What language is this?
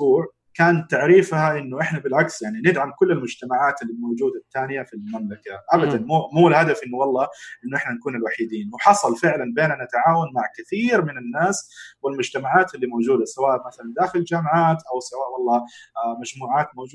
Arabic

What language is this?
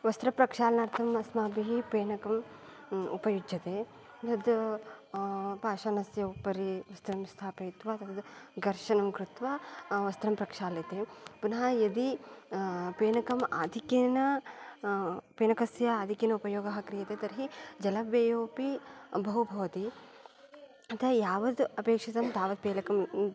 Sanskrit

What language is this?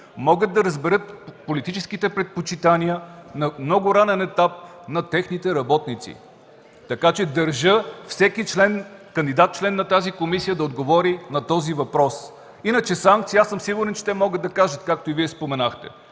Bulgarian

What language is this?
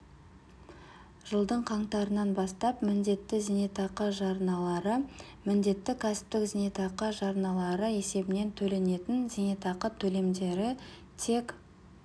Kazakh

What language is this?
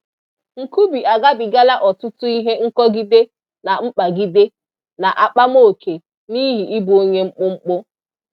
Igbo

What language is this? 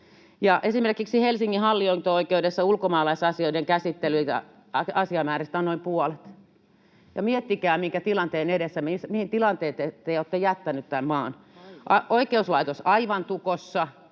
Finnish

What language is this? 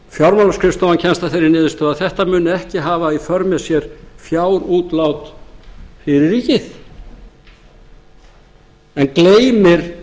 Icelandic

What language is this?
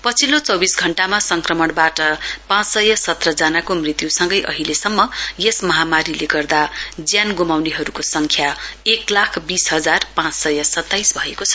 Nepali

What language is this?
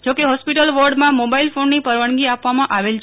Gujarati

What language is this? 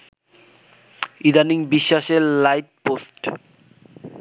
Bangla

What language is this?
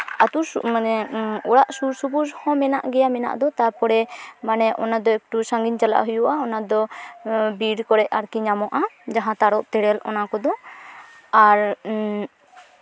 Santali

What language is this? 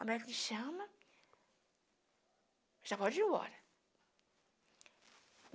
Portuguese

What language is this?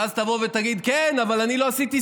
Hebrew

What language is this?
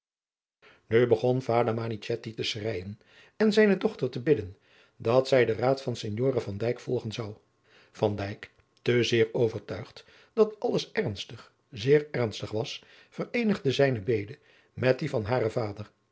Dutch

